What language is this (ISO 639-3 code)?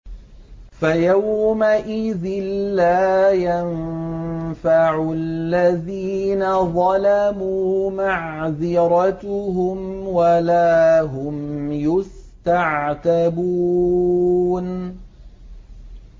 ara